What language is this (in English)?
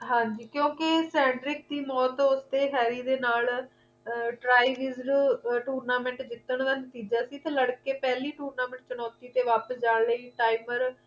Punjabi